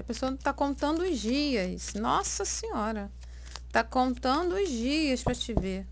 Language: Portuguese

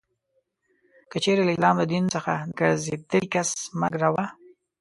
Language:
Pashto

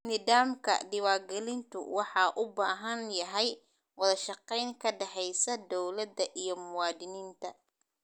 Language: Somali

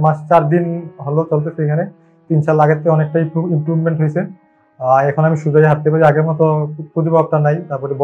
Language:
Arabic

